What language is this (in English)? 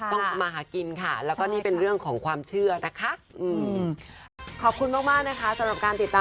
Thai